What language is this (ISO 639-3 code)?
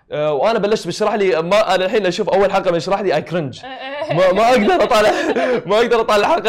ara